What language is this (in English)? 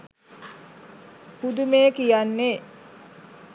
Sinhala